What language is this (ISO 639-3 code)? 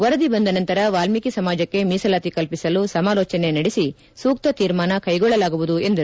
kan